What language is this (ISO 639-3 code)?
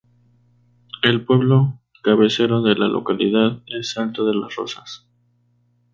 spa